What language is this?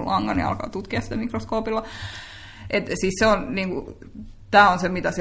Finnish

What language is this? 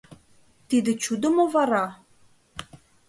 Mari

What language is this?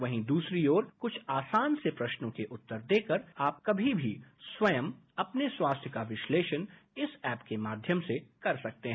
Hindi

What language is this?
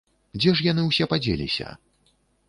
Belarusian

